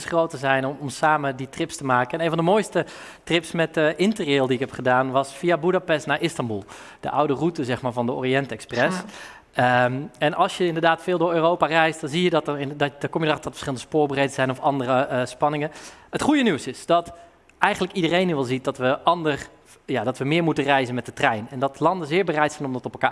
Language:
Dutch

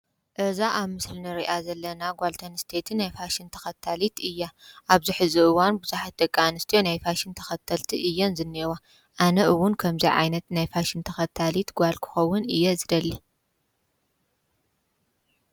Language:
Tigrinya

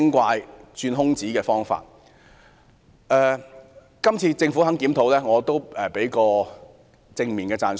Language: Cantonese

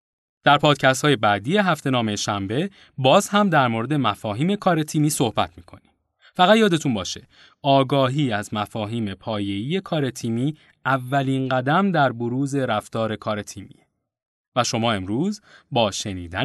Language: Persian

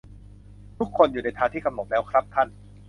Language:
Thai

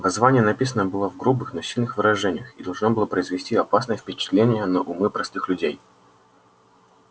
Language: Russian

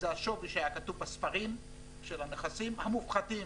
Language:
Hebrew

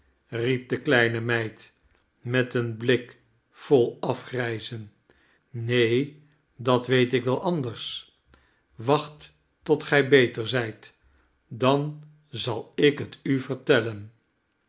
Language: Dutch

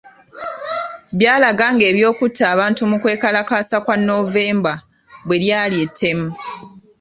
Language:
Ganda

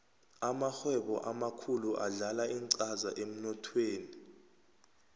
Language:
South Ndebele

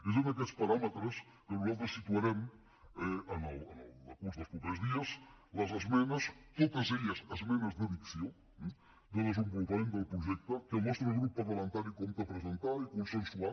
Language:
Catalan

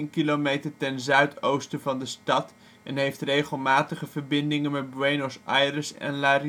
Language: Dutch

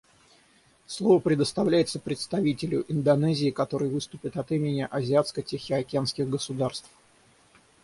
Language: Russian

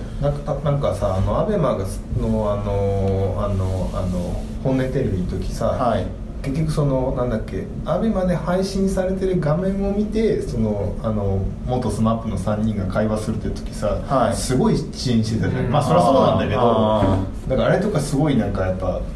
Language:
Japanese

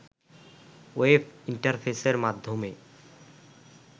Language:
Bangla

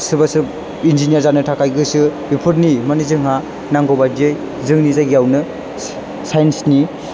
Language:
Bodo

